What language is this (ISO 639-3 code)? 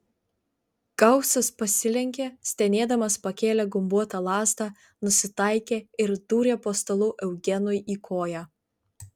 lit